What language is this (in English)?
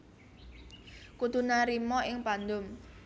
Javanese